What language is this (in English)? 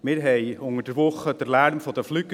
Swiss German